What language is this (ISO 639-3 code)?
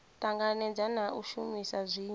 ven